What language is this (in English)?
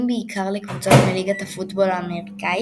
Hebrew